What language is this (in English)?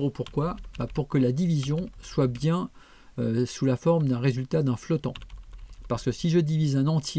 French